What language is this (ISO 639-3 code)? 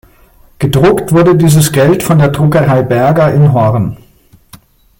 deu